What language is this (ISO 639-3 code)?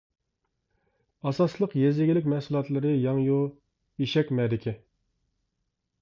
uig